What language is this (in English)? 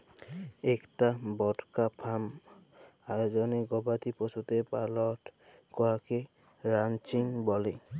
Bangla